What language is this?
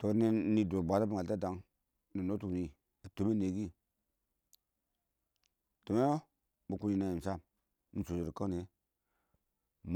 Awak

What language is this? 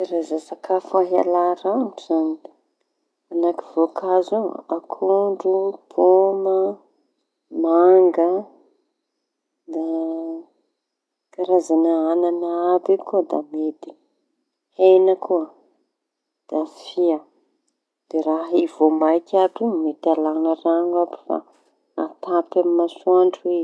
Tanosy Malagasy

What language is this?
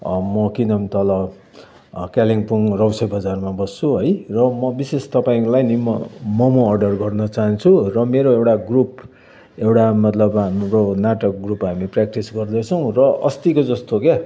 Nepali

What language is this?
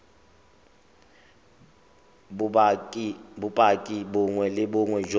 Tswana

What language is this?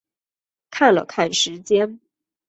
Chinese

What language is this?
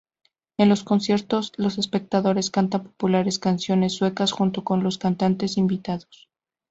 Spanish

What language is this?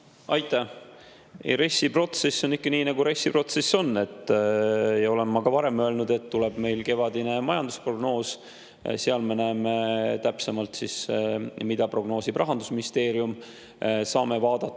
Estonian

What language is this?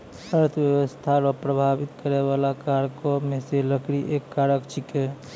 Maithili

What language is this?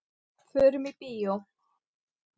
Icelandic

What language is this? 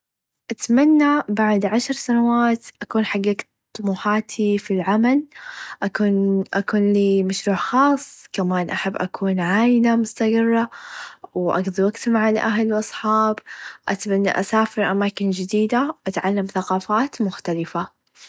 Najdi Arabic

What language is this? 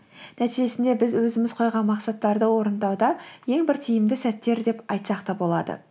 Kazakh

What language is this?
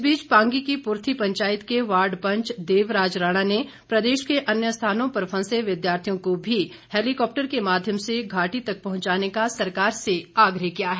Hindi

